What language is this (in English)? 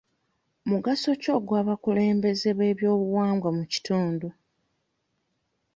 Ganda